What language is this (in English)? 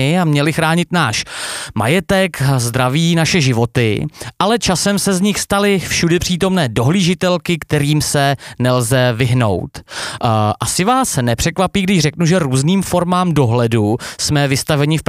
Czech